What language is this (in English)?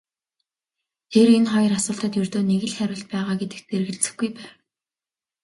Mongolian